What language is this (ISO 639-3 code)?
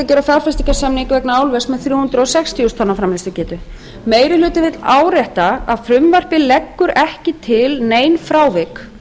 isl